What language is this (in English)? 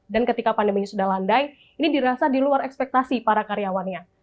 Indonesian